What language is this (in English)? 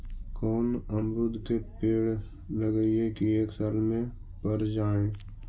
Magahi